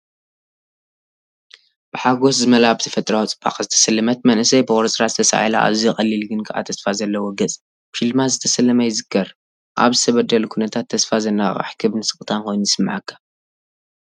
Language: Tigrinya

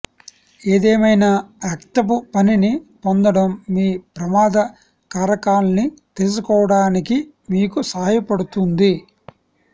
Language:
Telugu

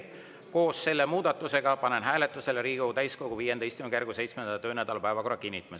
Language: Estonian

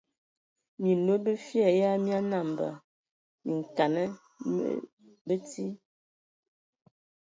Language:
Ewondo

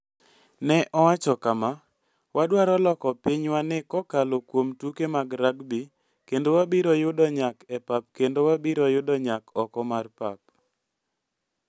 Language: Luo (Kenya and Tanzania)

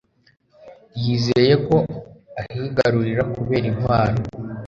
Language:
Kinyarwanda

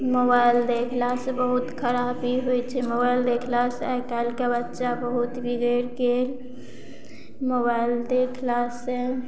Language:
Maithili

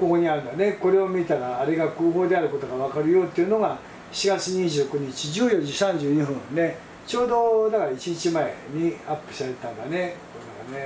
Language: Japanese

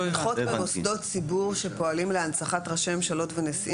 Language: Hebrew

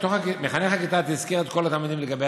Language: Hebrew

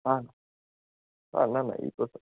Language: Gujarati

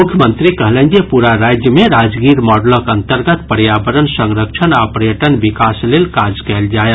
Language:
Maithili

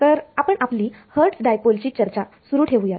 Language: Marathi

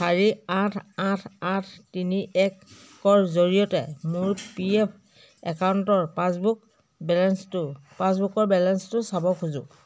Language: Assamese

